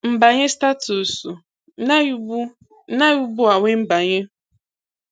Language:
Igbo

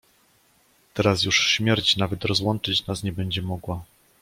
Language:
Polish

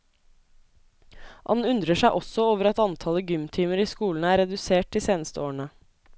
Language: Norwegian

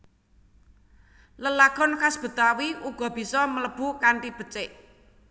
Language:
Javanese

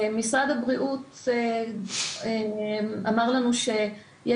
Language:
Hebrew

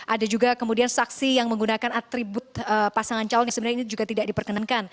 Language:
Indonesian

